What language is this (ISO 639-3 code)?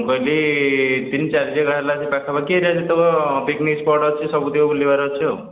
ori